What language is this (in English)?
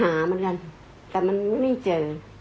Thai